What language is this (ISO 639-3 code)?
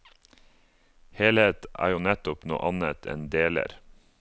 nor